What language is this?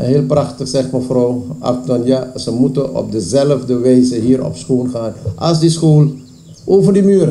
Dutch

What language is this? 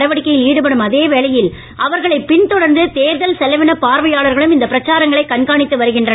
Tamil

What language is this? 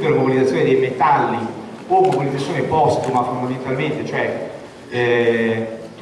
Italian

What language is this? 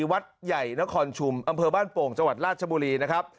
Thai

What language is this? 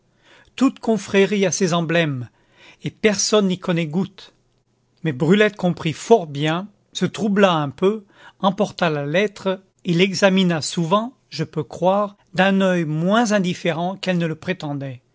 French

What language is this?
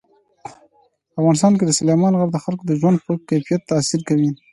Pashto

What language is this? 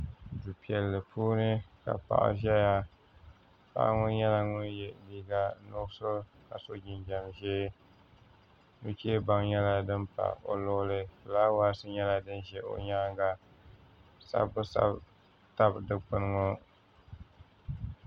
Dagbani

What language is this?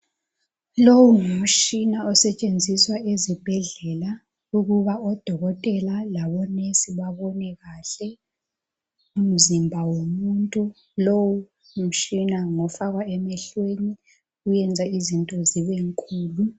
North Ndebele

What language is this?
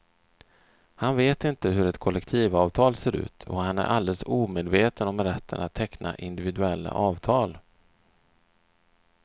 Swedish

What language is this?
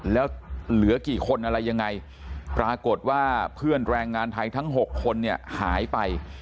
Thai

